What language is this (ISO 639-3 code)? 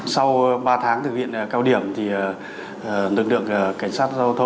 vie